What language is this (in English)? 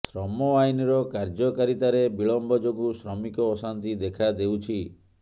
Odia